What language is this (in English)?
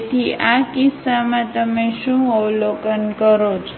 Gujarati